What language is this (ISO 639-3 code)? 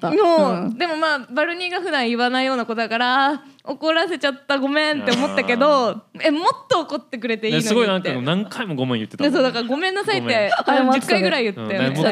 jpn